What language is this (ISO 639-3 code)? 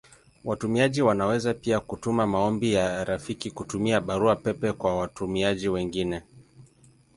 swa